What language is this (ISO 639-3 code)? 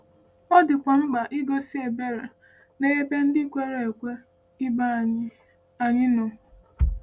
ibo